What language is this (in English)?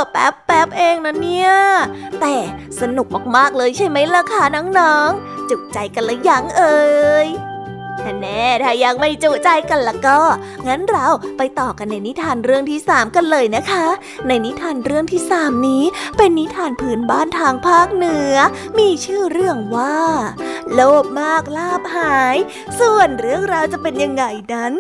Thai